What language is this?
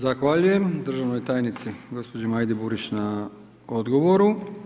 Croatian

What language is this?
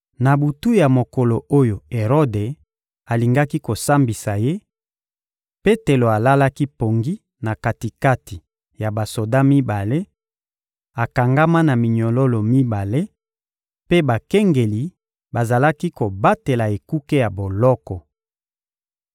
Lingala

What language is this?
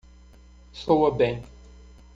Portuguese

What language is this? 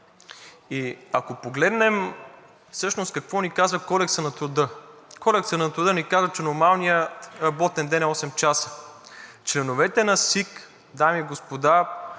Bulgarian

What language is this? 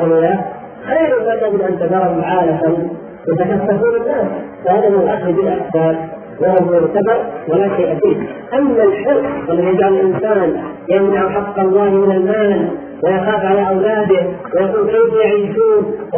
Arabic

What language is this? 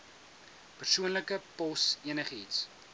Afrikaans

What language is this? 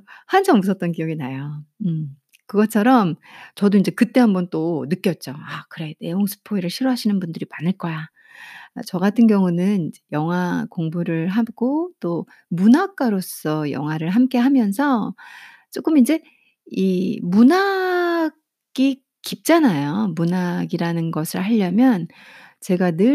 Korean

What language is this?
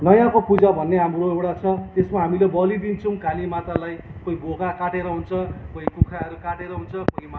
Nepali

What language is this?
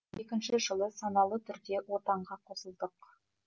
Kazakh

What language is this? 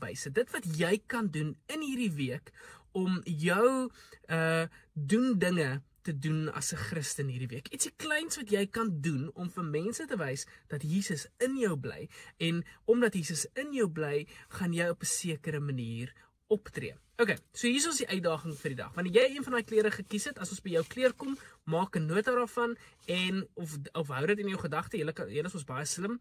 Dutch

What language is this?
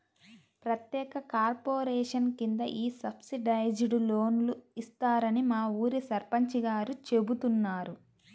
Telugu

